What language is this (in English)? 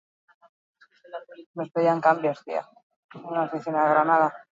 Basque